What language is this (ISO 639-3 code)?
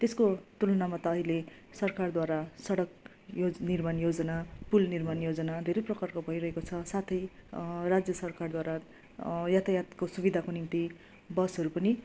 nep